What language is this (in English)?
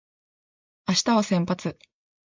Japanese